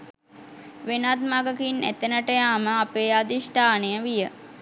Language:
Sinhala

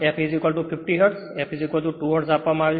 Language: Gujarati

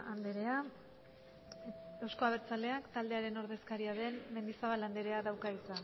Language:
Basque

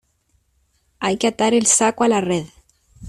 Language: Spanish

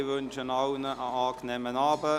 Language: Swiss German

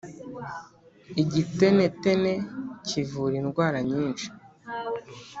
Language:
Kinyarwanda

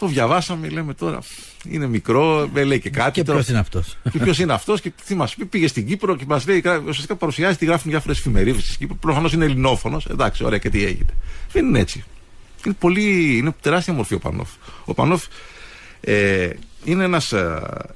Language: Greek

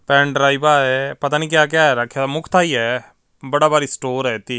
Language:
Punjabi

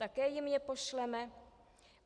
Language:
Czech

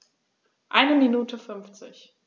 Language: German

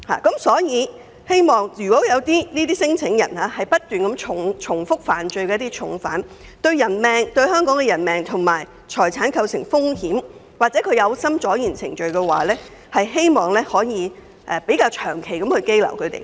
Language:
Cantonese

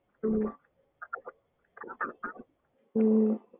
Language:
Tamil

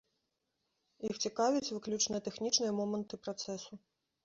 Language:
Belarusian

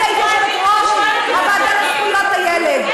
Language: Hebrew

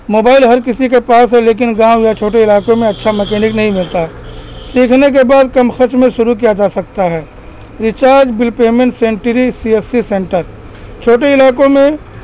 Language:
Urdu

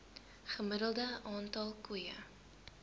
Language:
Afrikaans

